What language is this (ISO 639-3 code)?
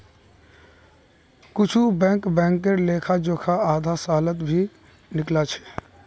mag